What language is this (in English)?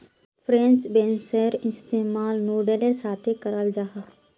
Magahi